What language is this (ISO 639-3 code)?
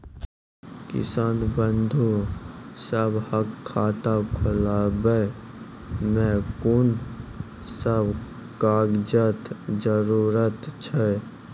mai